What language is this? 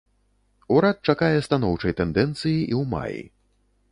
Belarusian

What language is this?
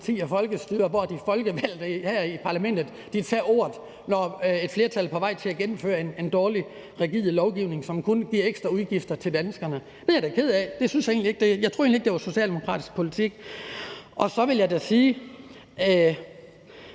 Danish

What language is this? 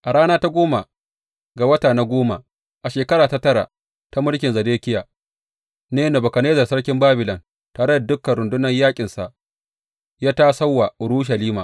Hausa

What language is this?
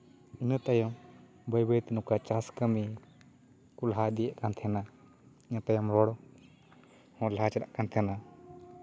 Santali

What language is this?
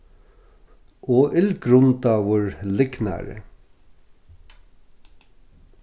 Faroese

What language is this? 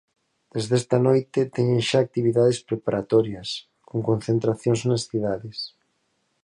Galician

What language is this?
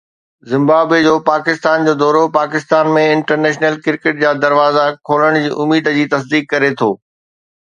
Sindhi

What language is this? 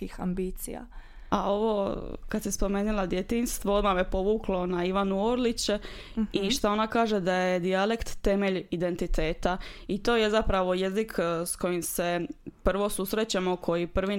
Croatian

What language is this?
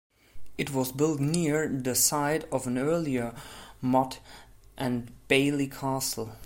English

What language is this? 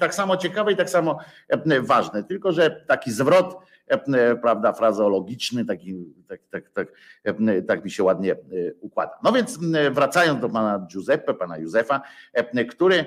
Polish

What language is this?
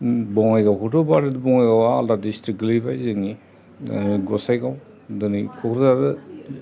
Bodo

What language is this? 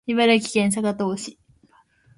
Japanese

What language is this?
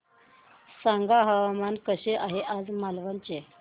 Marathi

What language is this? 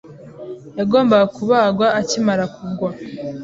Kinyarwanda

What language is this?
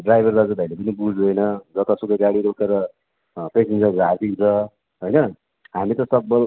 Nepali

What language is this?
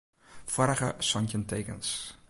Western Frisian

